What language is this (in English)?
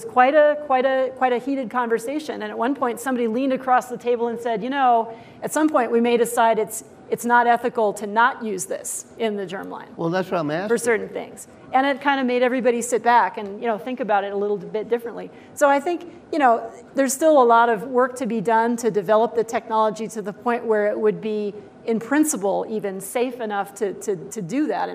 English